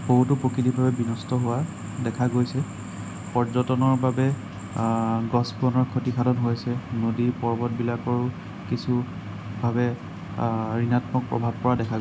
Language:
Assamese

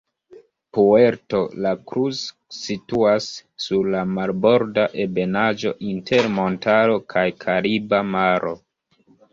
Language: Esperanto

